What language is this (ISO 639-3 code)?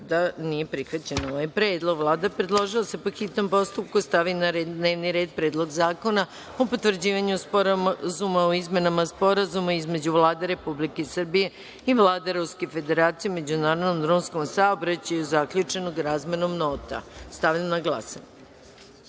srp